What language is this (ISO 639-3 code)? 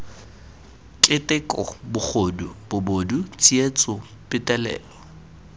tsn